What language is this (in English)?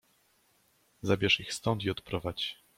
Polish